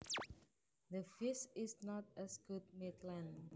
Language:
Javanese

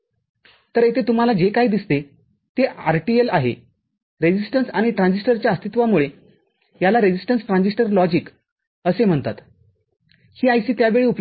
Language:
Marathi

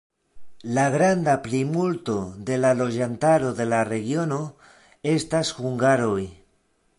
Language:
Esperanto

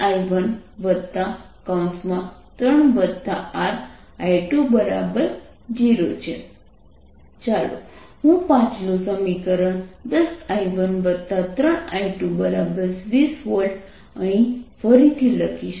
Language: Gujarati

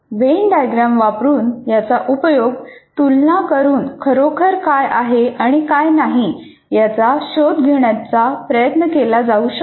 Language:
Marathi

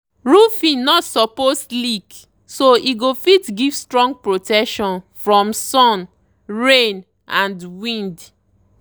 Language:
Nigerian Pidgin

